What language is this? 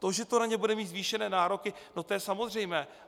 Czech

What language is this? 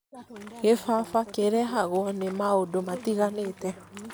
Kikuyu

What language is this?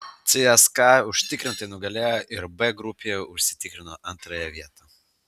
Lithuanian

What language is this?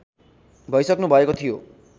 Nepali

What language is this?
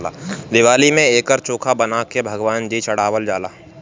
Bhojpuri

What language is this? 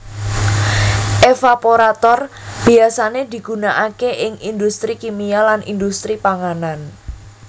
Javanese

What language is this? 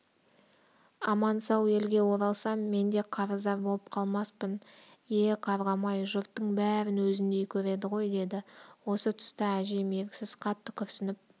Kazakh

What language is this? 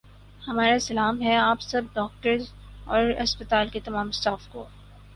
Urdu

